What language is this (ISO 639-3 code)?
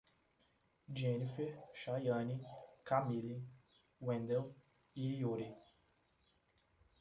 por